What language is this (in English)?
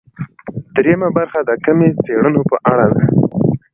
Pashto